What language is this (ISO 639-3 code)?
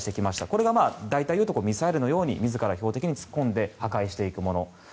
jpn